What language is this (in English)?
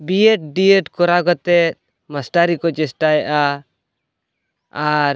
Santali